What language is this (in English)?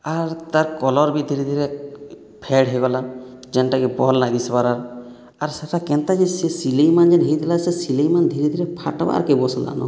Odia